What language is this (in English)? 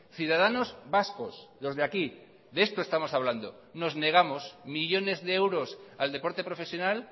Spanish